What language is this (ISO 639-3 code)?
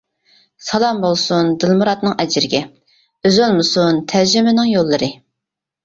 uig